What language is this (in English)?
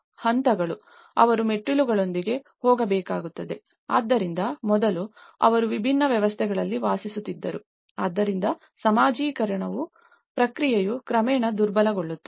Kannada